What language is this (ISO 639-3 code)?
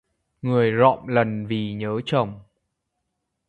vie